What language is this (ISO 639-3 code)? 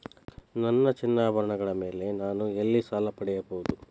kan